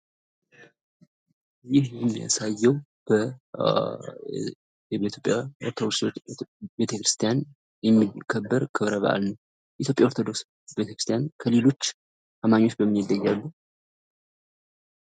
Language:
Amharic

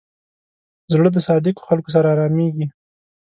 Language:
Pashto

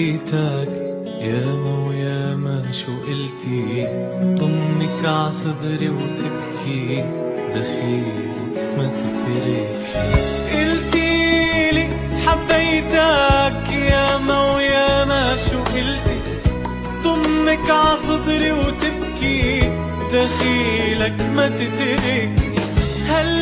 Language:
Arabic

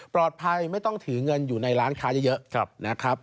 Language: Thai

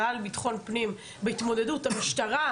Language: Hebrew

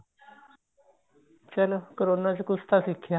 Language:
Punjabi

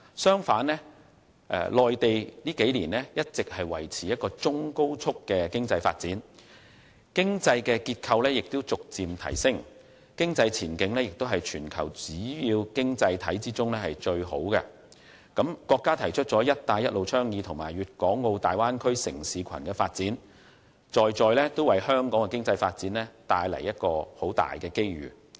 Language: Cantonese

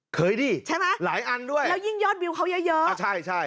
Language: Thai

